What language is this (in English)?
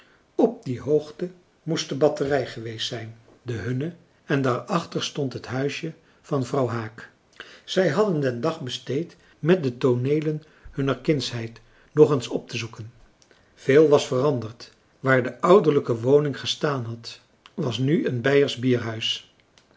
Dutch